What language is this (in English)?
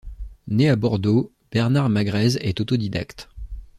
French